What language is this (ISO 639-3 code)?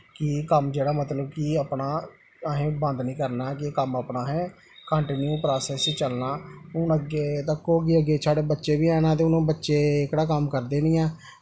doi